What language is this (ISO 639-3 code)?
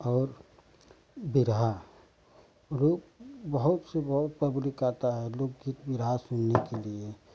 hin